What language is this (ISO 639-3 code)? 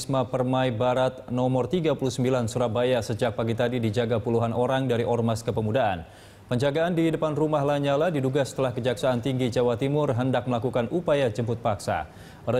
ind